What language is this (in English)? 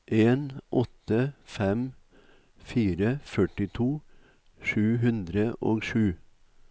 Norwegian